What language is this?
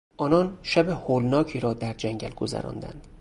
Persian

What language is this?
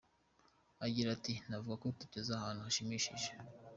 Kinyarwanda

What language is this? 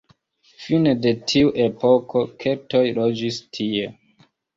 Esperanto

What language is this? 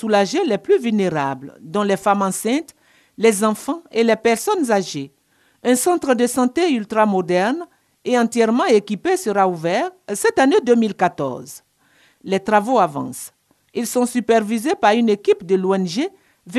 French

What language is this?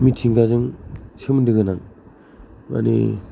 Bodo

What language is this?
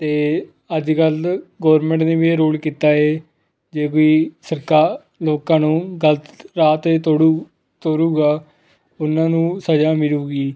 Punjabi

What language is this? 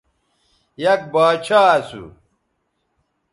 Bateri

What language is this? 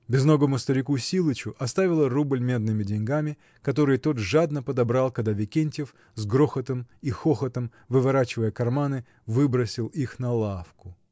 Russian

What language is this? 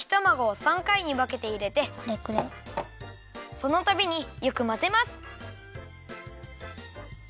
Japanese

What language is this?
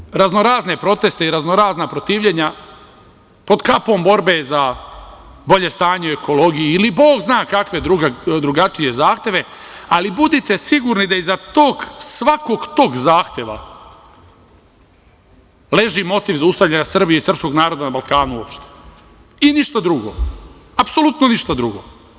Serbian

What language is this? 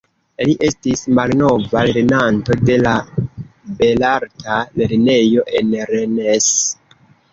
Esperanto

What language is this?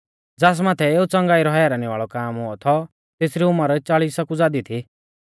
Mahasu Pahari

